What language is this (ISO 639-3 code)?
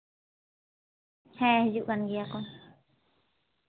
sat